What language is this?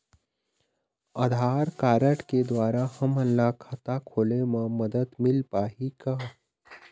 Chhattisgarhi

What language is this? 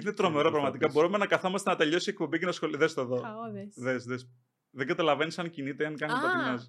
Greek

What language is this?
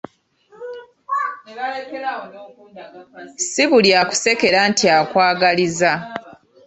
Ganda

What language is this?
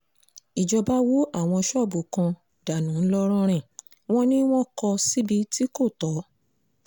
Yoruba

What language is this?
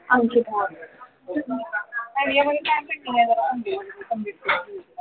Marathi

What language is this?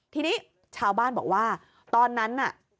Thai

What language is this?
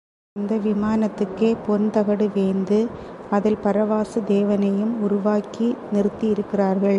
Tamil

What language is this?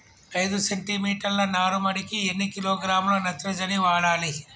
Telugu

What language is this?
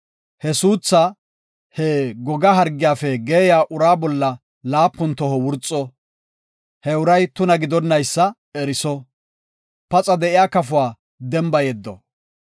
Gofa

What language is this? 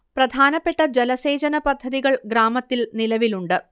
Malayalam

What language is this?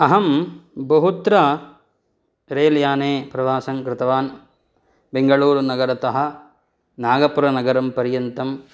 Sanskrit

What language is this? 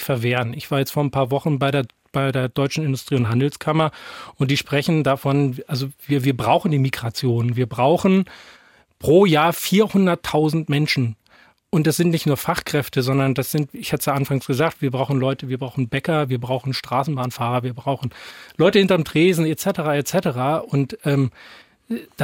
German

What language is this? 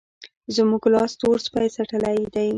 Pashto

